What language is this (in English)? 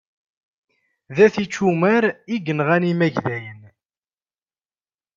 Kabyle